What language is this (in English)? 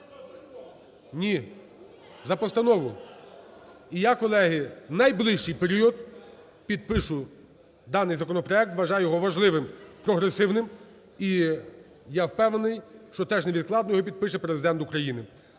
Ukrainian